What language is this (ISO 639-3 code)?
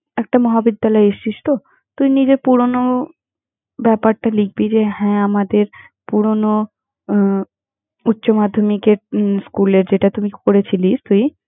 ben